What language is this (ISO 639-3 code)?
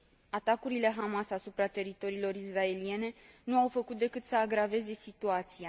ron